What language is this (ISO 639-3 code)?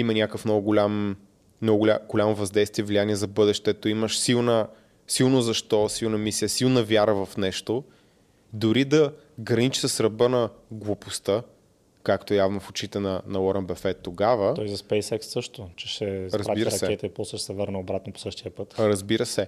bul